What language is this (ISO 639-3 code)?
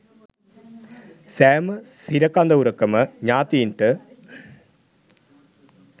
sin